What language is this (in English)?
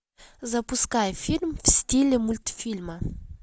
Russian